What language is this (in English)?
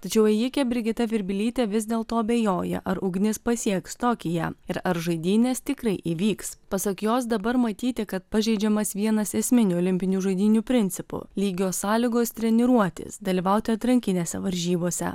Lithuanian